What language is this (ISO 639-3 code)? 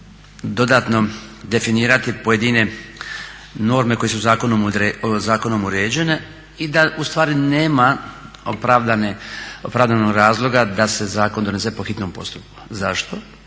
hrv